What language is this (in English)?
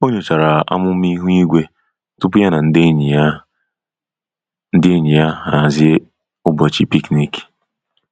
Igbo